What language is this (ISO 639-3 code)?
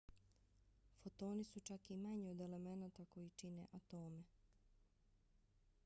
bos